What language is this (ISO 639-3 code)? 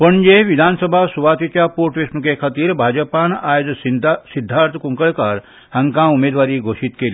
kok